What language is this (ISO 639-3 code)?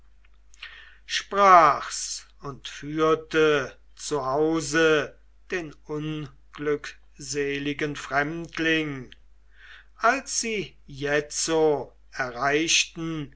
deu